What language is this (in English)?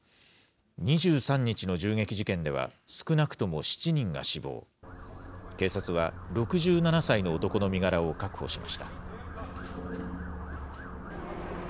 Japanese